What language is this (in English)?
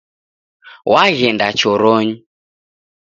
Taita